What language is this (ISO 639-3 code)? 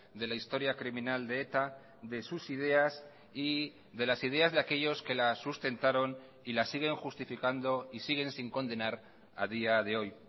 spa